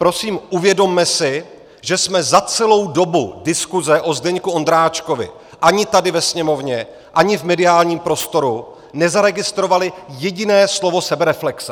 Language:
Czech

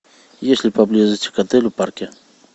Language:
Russian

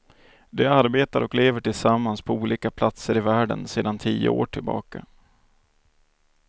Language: Swedish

